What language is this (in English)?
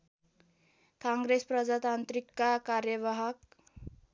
Nepali